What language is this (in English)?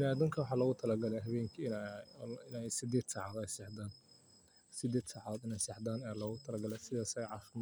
Somali